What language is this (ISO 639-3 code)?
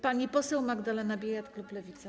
pol